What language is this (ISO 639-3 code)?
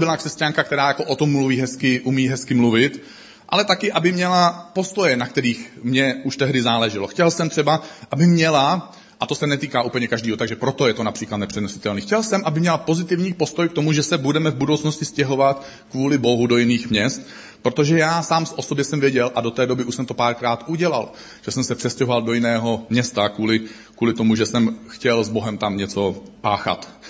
ces